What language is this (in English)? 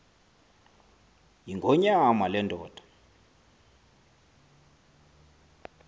Xhosa